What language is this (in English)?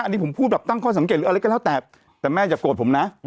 Thai